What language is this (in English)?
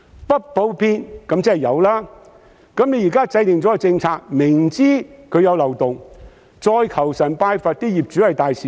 Cantonese